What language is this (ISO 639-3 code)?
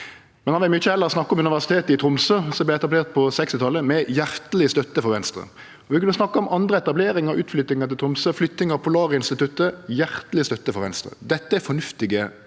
nor